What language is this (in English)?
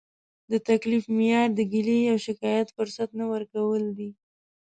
Pashto